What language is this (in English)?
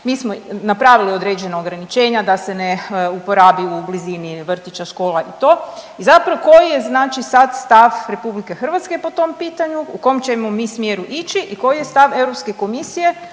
Croatian